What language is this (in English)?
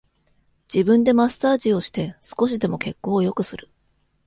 Japanese